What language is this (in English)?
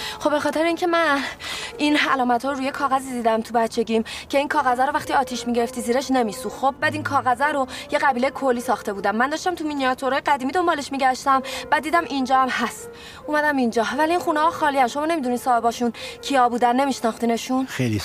Persian